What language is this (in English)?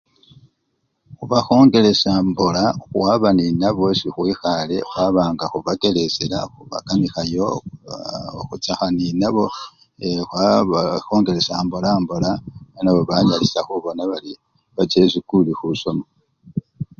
Luyia